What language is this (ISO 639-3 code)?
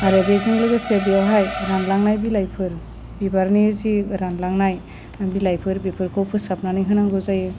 brx